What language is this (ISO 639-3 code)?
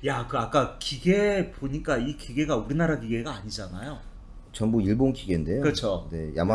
kor